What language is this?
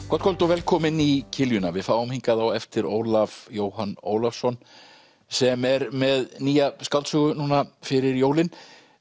Icelandic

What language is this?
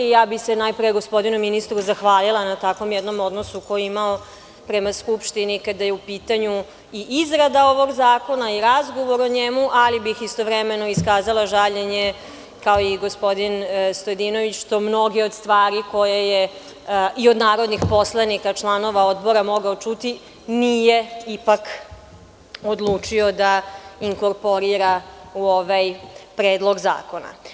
Serbian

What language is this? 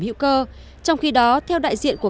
Vietnamese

